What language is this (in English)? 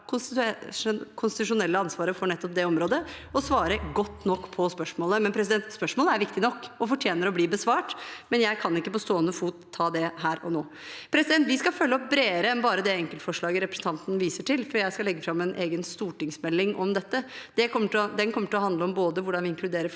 Norwegian